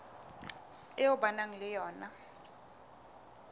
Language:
Southern Sotho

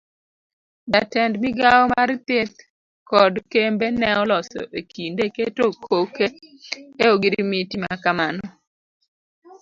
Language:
Luo (Kenya and Tanzania)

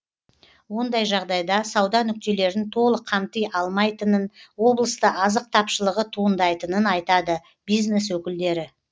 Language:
Kazakh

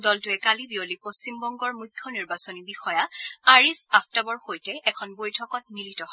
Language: Assamese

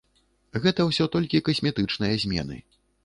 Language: Belarusian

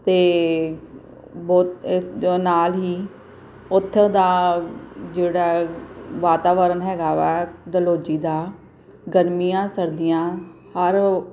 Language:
Punjabi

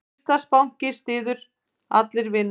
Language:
Icelandic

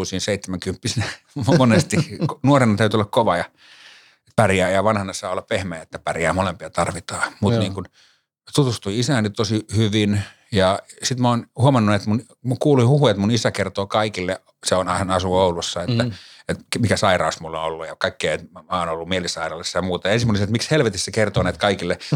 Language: Finnish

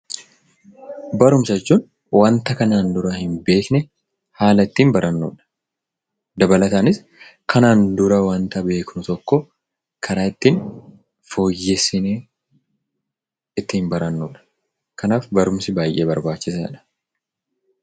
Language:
Oromo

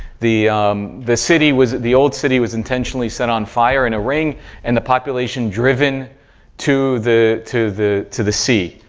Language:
English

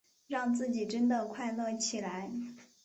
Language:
Chinese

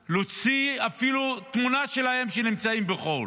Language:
Hebrew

